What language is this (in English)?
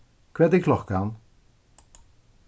Faroese